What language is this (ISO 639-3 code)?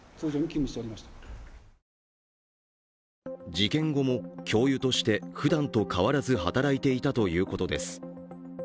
jpn